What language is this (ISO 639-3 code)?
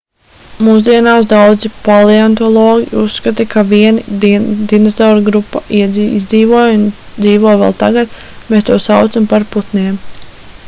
lav